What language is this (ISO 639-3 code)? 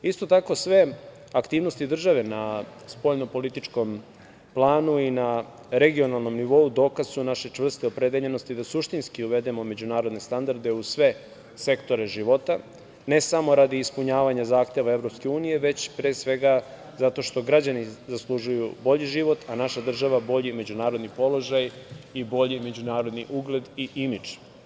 srp